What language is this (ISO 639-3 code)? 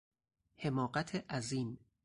fas